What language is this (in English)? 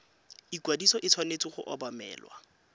Tswana